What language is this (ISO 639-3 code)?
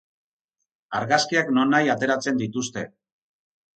eus